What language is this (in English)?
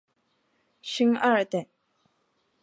Chinese